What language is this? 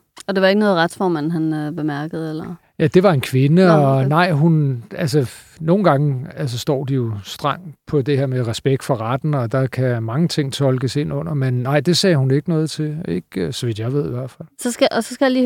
Danish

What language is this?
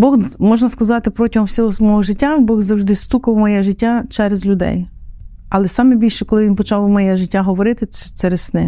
Ukrainian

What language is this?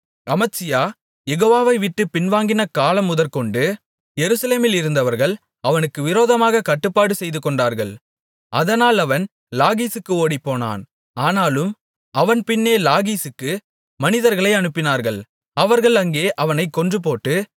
Tamil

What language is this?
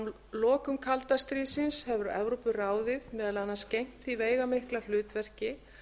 Icelandic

